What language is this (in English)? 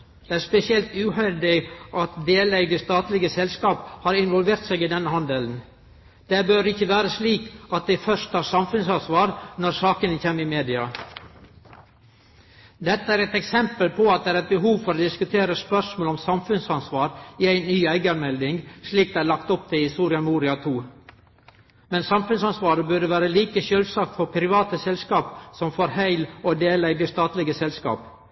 Norwegian Nynorsk